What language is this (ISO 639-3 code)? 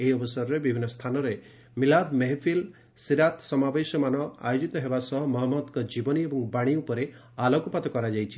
ori